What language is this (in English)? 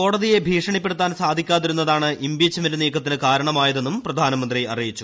Malayalam